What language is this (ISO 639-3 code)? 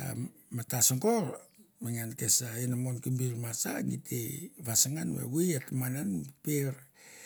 tbf